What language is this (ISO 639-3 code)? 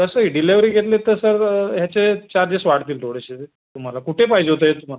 mar